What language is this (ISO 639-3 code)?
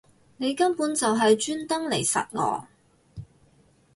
yue